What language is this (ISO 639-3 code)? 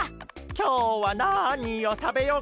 jpn